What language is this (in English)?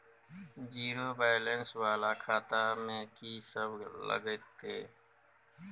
Maithili